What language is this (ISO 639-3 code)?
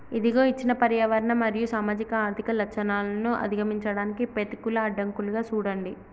tel